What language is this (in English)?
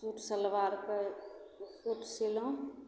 Maithili